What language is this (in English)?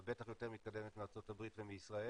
Hebrew